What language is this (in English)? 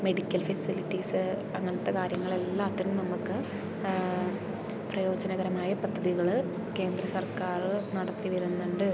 Malayalam